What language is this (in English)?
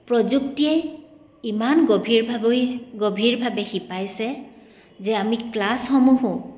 Assamese